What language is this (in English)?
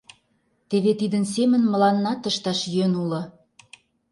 Mari